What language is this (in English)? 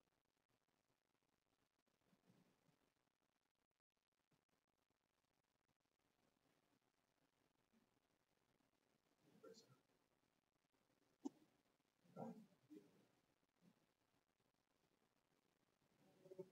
English